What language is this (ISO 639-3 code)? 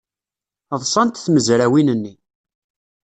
kab